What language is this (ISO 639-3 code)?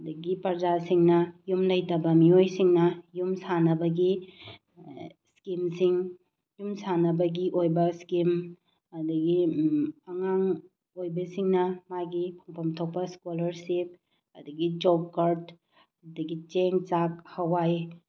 mni